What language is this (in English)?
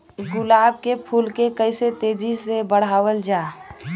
Bhojpuri